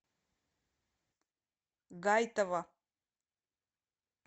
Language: Russian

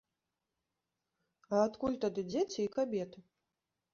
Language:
Belarusian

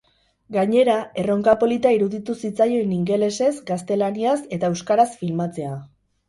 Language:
Basque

